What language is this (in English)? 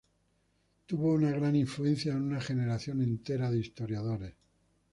Spanish